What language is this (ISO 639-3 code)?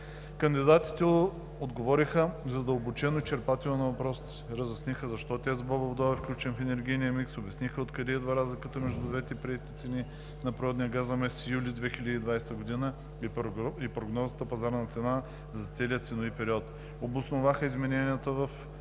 bul